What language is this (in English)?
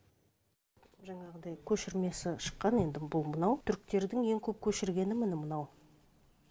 Kazakh